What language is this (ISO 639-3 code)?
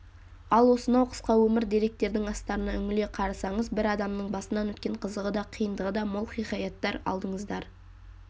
kaz